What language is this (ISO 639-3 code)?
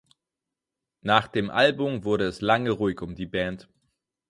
deu